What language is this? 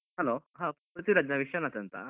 Kannada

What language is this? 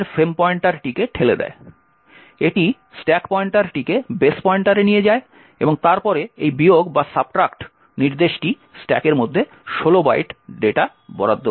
Bangla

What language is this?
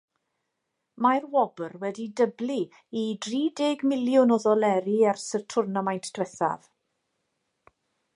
Welsh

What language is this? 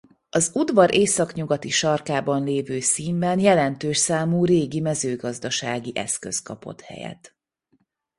Hungarian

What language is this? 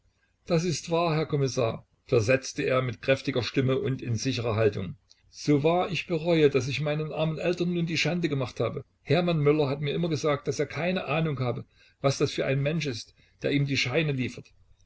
German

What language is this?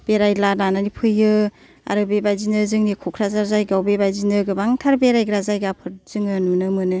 Bodo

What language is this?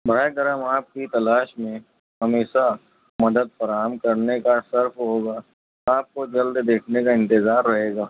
Urdu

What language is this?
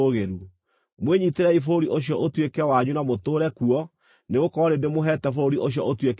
Kikuyu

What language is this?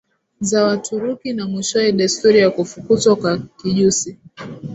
Swahili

